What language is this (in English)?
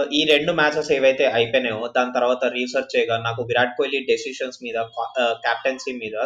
Telugu